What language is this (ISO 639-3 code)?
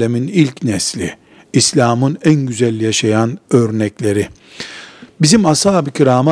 tur